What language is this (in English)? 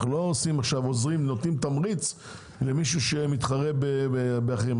Hebrew